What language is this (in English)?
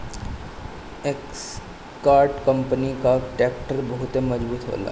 Bhojpuri